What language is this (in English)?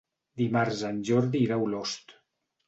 Catalan